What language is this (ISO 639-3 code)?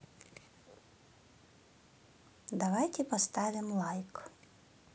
rus